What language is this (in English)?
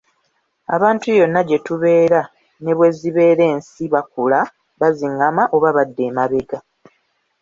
Ganda